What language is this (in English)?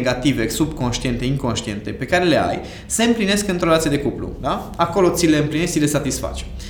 Romanian